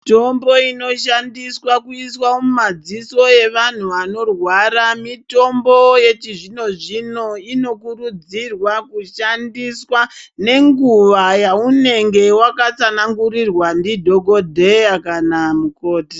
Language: Ndau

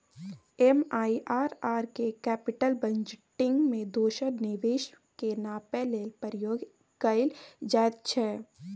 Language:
Maithili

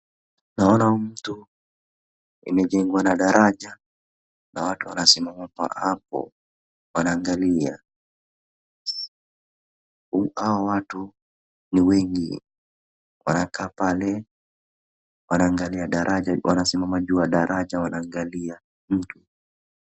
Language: Swahili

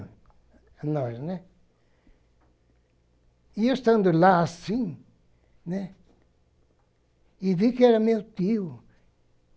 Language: Portuguese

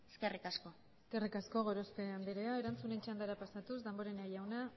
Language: Basque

